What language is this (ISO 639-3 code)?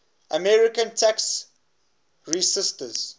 eng